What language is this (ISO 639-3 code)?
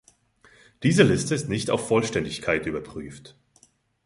deu